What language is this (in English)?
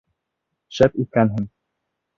Bashkir